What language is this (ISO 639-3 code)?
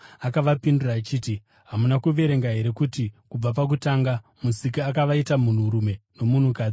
sna